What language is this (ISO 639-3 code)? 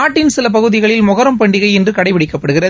tam